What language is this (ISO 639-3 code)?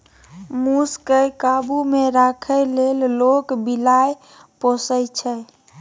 mai